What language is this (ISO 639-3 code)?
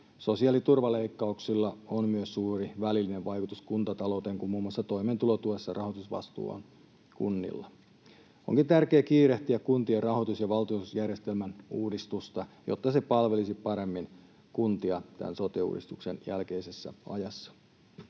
fin